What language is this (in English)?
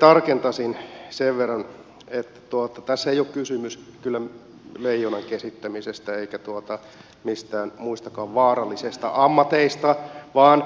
Finnish